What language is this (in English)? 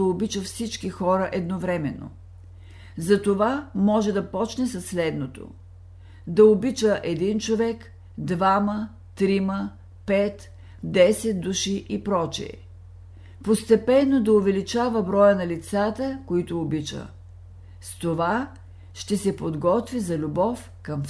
Bulgarian